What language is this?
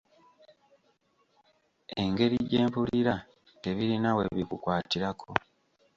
Ganda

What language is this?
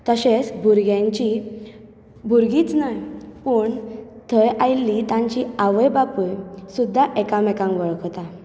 Konkani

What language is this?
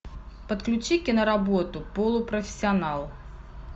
Russian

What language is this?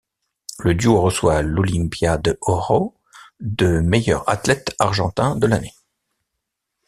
French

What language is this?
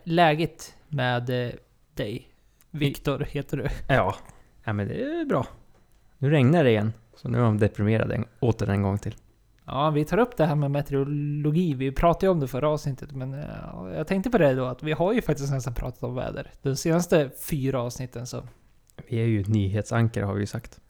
Swedish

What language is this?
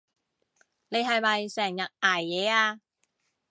Cantonese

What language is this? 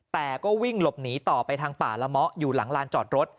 Thai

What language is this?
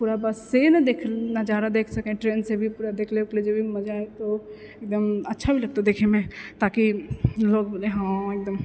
Maithili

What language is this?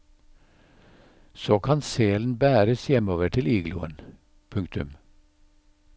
Norwegian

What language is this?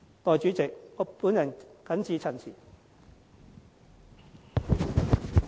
Cantonese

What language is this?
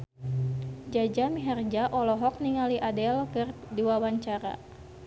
Sundanese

